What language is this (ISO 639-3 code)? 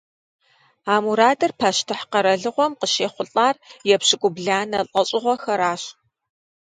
kbd